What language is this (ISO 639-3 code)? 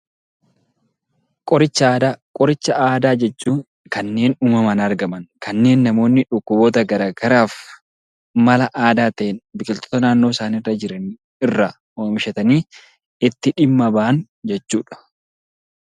orm